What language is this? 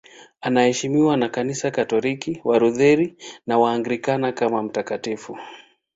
Swahili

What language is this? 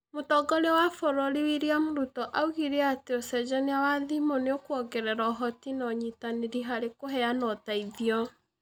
Kikuyu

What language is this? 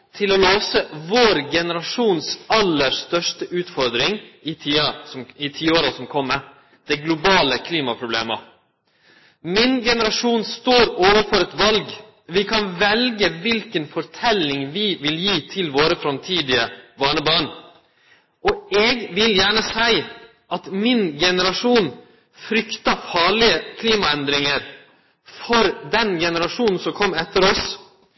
Norwegian Nynorsk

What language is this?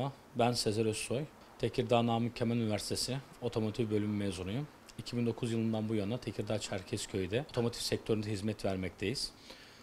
Turkish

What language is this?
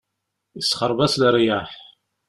Kabyle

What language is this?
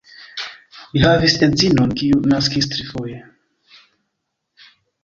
Esperanto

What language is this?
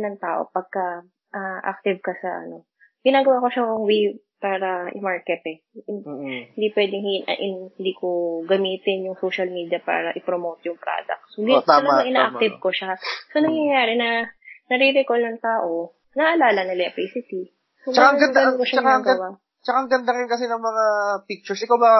Filipino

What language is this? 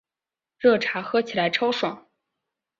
Chinese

